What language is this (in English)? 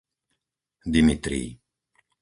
Slovak